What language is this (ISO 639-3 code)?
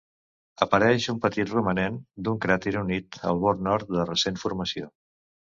cat